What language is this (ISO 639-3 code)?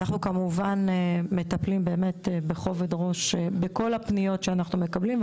heb